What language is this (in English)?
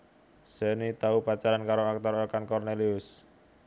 Javanese